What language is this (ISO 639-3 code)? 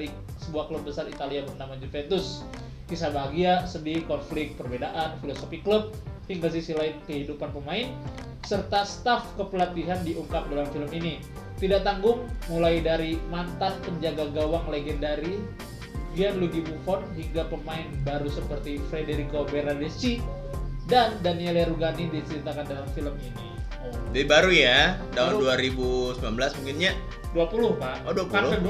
ind